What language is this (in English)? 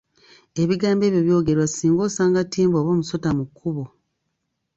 Ganda